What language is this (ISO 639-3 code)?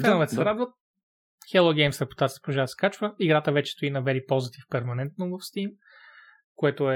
bul